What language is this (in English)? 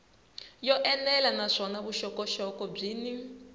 Tsonga